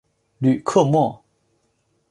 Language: Chinese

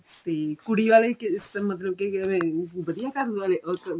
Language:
Punjabi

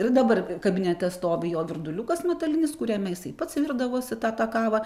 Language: Lithuanian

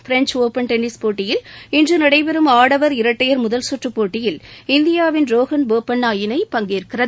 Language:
Tamil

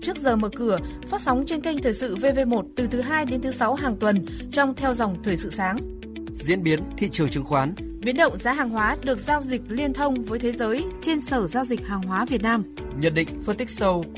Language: Vietnamese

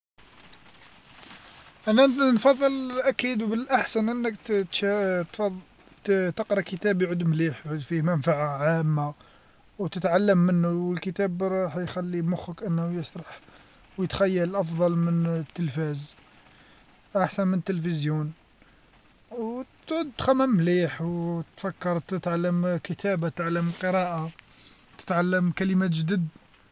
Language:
Algerian Arabic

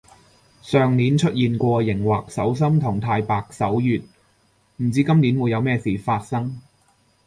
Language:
Cantonese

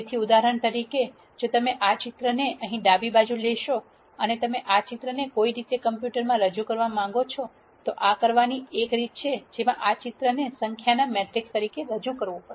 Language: Gujarati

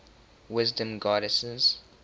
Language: English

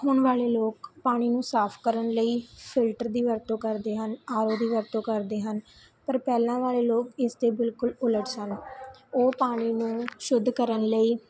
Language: Punjabi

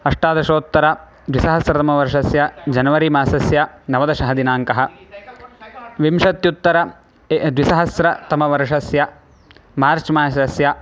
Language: Sanskrit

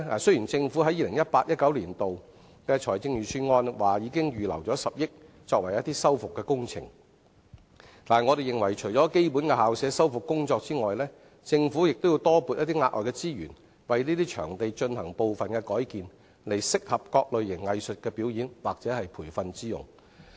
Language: Cantonese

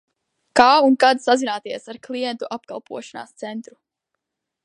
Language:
Latvian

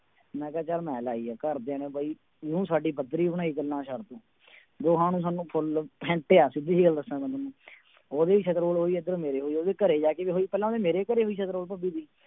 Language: Punjabi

